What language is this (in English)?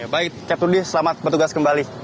Indonesian